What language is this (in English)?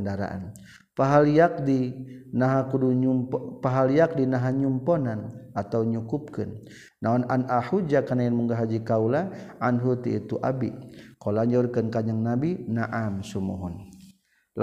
Malay